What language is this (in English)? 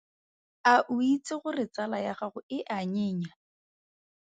Tswana